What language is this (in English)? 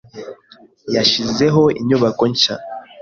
Kinyarwanda